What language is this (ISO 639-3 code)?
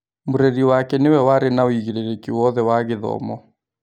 kik